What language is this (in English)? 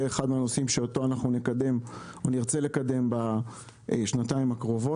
Hebrew